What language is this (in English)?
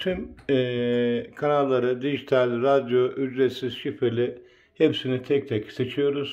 Turkish